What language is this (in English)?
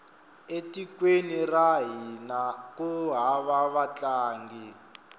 Tsonga